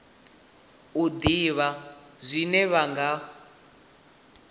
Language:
Venda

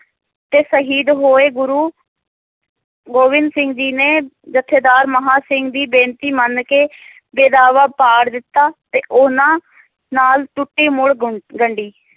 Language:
Punjabi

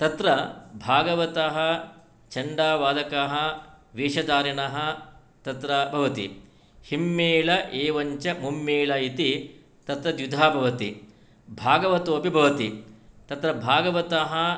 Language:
Sanskrit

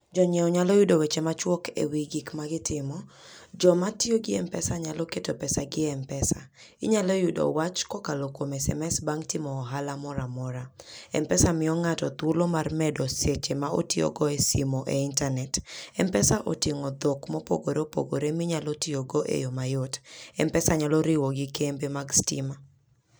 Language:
Luo (Kenya and Tanzania)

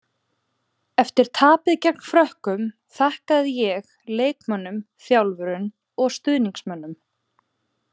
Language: Icelandic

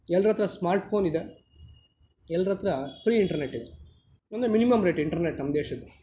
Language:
Kannada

